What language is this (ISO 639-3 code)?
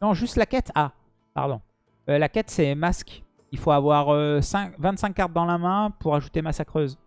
fra